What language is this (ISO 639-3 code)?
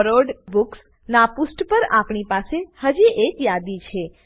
guj